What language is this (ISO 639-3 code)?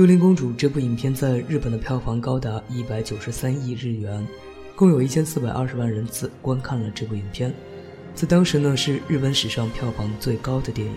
zho